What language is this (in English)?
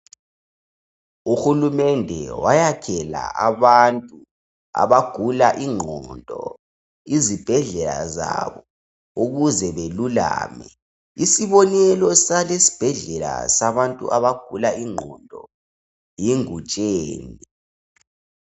North Ndebele